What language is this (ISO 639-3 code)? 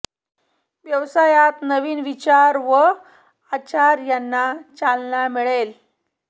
mar